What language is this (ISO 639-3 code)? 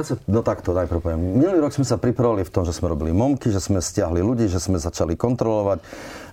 slk